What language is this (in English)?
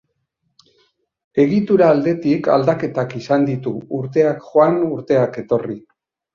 Basque